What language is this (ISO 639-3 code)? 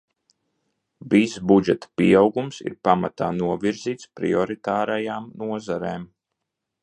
lav